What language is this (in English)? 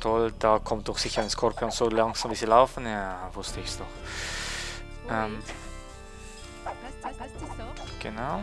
German